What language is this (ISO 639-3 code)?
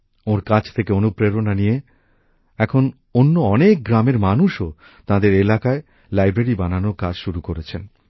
ben